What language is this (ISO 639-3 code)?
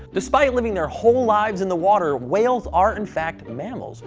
eng